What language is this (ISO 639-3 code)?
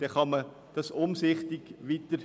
gsw